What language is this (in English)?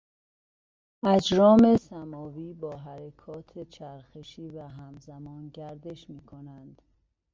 Persian